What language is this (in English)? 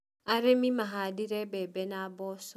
Kikuyu